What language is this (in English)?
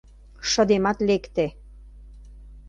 Mari